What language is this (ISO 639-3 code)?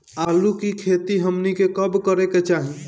bho